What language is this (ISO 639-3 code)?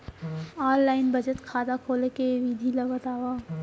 hne